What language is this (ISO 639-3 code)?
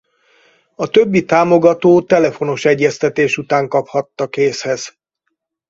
hun